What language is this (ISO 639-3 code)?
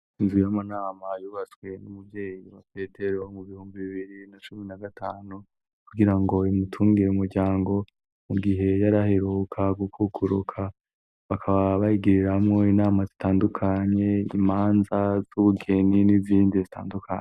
run